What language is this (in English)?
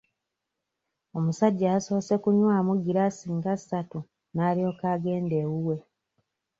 Ganda